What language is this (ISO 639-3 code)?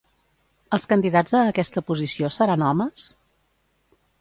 cat